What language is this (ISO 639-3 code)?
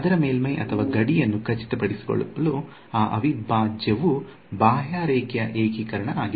kan